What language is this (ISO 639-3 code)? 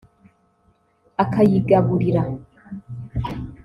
kin